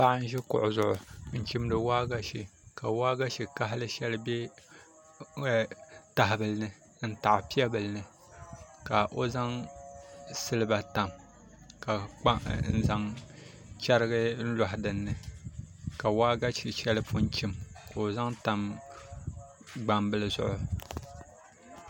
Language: Dagbani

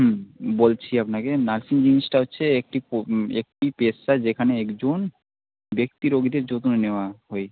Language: Bangla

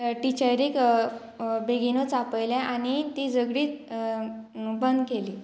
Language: Konkani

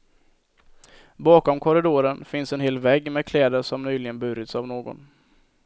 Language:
Swedish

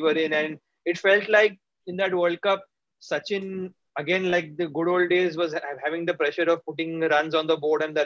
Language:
English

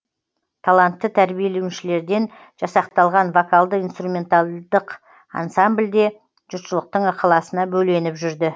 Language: Kazakh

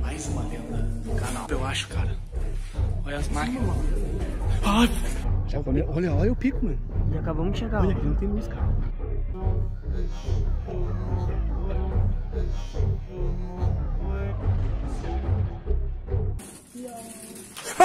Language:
Portuguese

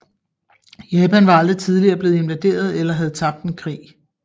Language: Danish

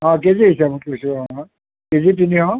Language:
Assamese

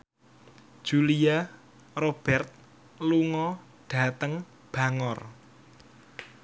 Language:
Javanese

